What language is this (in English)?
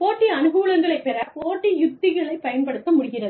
Tamil